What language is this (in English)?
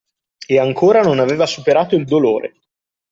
Italian